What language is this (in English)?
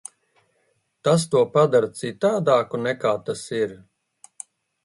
Latvian